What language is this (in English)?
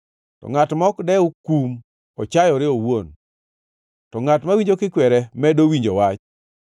Luo (Kenya and Tanzania)